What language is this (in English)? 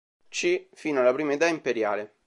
Italian